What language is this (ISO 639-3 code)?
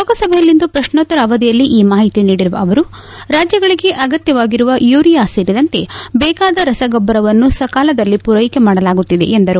kan